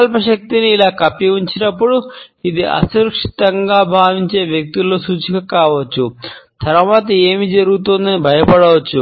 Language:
Telugu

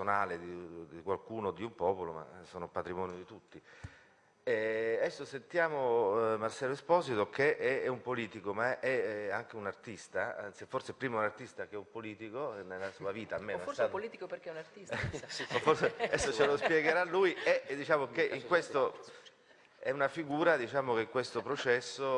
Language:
Italian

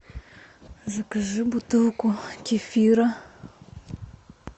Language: Russian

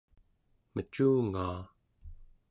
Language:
Central Yupik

